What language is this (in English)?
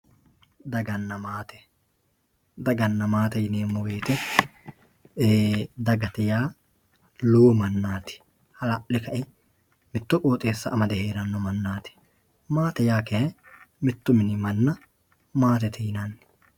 Sidamo